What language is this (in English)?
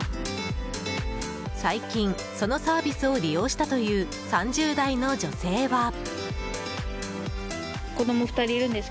Japanese